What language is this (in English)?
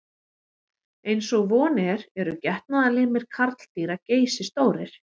Icelandic